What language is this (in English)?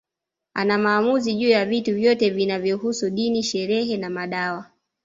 Swahili